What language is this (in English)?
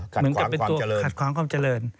Thai